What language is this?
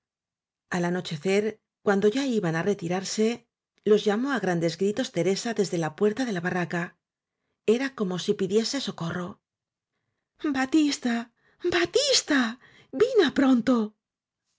Spanish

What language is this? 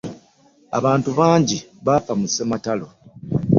Ganda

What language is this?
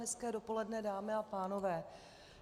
Czech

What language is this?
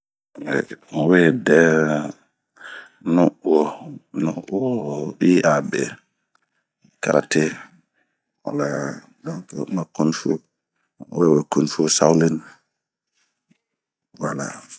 Bomu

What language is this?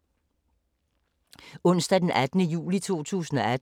Danish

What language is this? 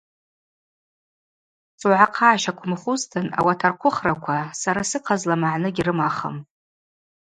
Abaza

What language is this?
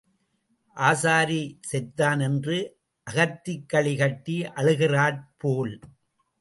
Tamil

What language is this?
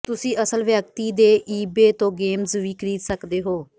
Punjabi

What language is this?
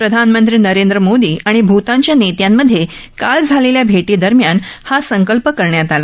Marathi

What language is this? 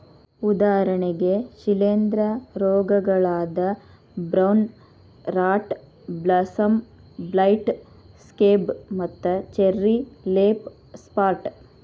Kannada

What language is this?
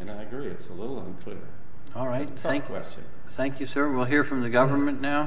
English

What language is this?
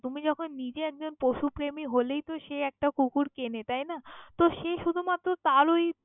Bangla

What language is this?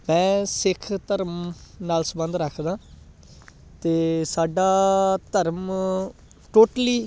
Punjabi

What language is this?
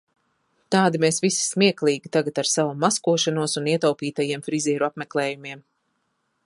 Latvian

